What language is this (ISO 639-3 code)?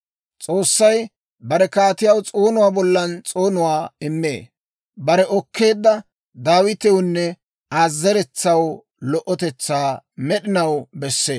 dwr